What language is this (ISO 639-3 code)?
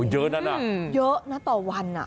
tha